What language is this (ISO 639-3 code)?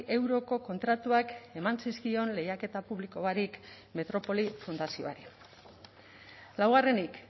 eus